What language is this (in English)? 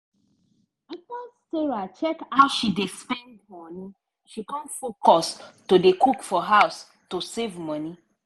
Nigerian Pidgin